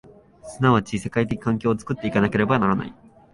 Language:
Japanese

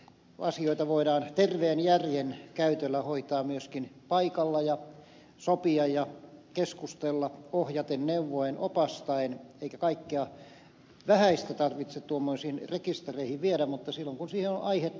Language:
Finnish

